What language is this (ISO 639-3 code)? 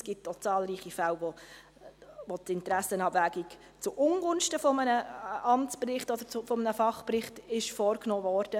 gsw